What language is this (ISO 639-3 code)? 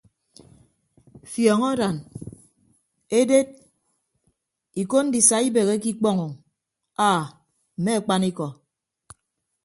ibb